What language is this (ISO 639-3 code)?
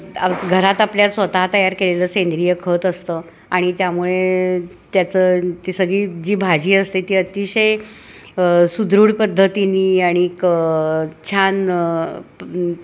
mar